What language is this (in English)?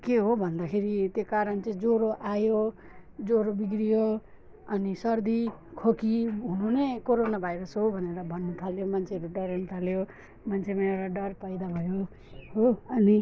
Nepali